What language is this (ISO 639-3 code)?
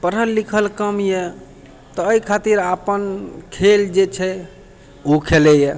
mai